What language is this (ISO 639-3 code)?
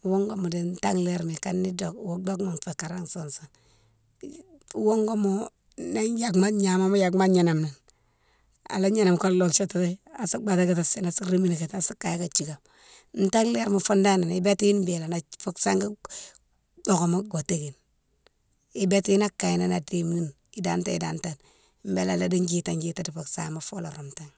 msw